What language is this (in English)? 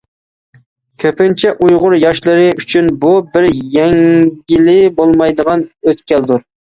Uyghur